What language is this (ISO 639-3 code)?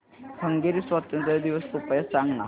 mar